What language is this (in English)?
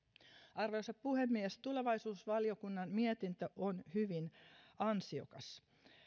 Finnish